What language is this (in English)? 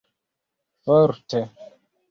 Esperanto